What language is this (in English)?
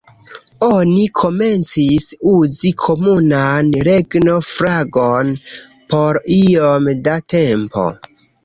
Esperanto